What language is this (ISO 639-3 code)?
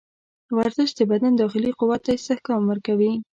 pus